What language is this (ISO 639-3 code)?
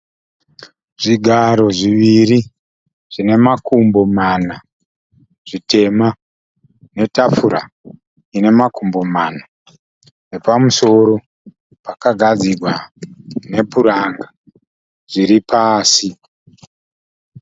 sna